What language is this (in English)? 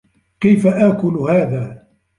Arabic